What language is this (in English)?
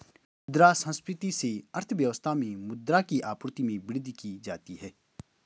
Hindi